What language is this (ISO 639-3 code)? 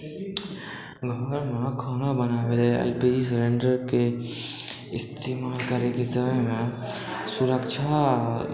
mai